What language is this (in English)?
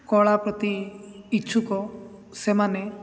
Odia